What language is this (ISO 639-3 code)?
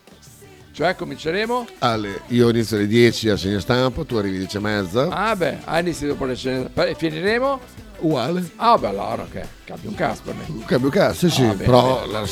ita